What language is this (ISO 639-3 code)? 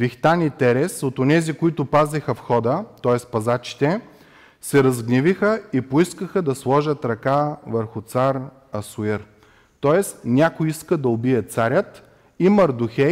bul